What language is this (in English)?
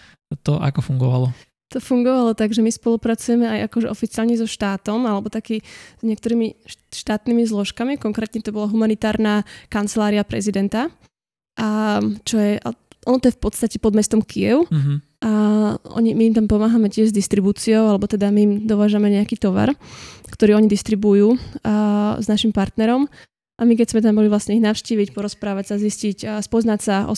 Slovak